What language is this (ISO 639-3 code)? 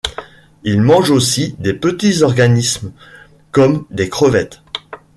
fra